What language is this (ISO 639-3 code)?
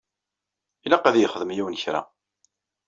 kab